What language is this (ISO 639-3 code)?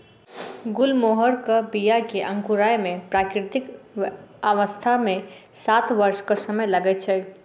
mai